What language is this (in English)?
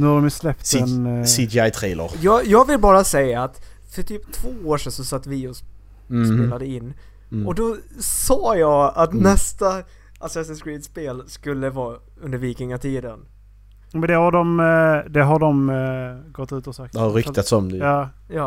Swedish